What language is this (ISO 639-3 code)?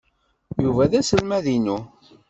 kab